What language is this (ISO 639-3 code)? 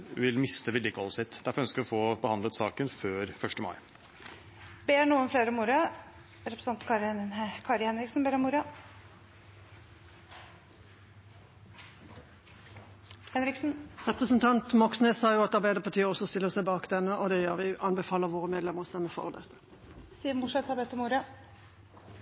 nob